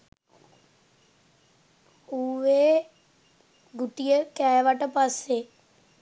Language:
Sinhala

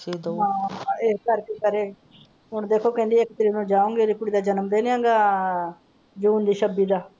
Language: Punjabi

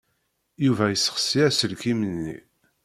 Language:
Kabyle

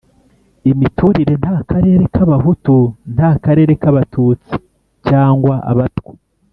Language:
Kinyarwanda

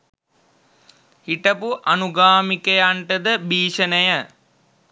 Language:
Sinhala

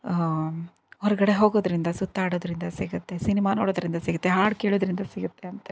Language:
Kannada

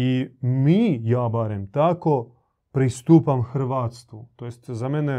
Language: Croatian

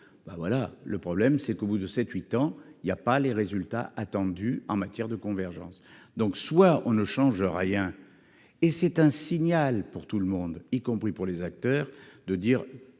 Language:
French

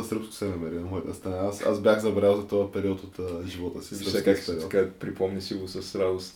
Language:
Bulgarian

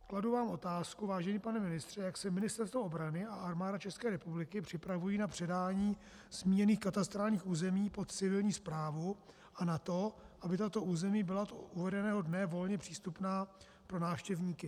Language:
Czech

